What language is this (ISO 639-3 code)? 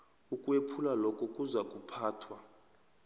nbl